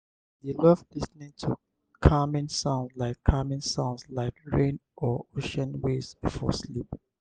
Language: Nigerian Pidgin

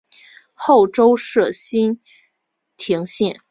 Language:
Chinese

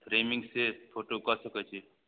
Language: Maithili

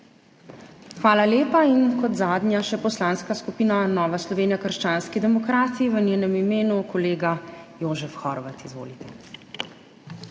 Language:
Slovenian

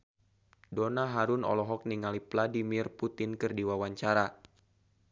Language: Sundanese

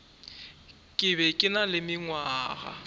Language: Northern Sotho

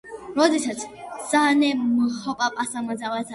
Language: Georgian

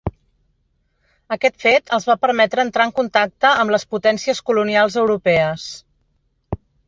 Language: Catalan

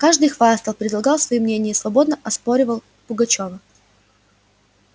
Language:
Russian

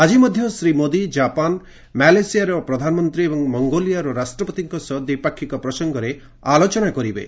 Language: Odia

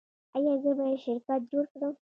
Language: Pashto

